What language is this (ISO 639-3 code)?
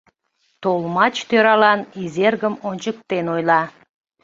chm